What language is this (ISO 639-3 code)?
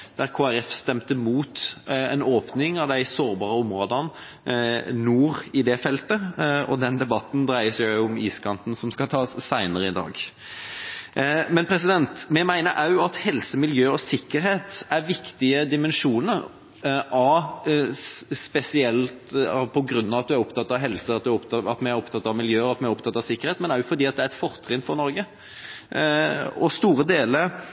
nob